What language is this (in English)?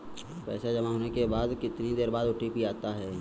Hindi